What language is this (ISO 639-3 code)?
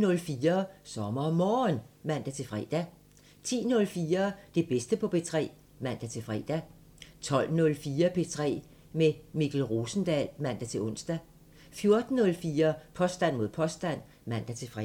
dan